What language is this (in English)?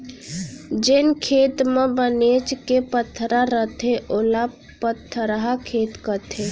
Chhattisgarhi